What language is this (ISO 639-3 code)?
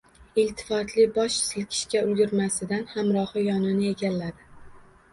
uzb